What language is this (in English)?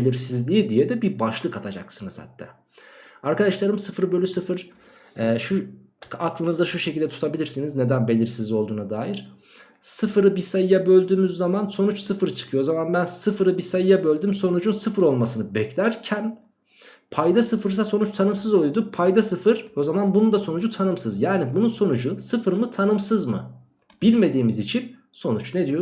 Turkish